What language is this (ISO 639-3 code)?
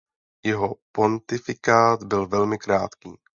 ces